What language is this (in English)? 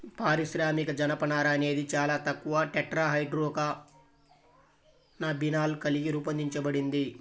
Telugu